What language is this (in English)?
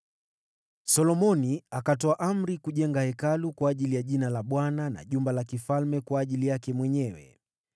Swahili